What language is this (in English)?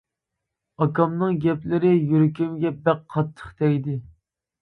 Uyghur